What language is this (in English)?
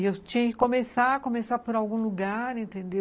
Portuguese